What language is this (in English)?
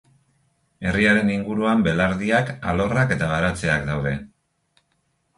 Basque